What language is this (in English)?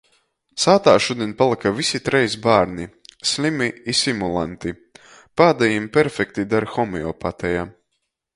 Latgalian